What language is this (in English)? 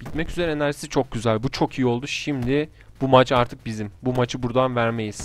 Turkish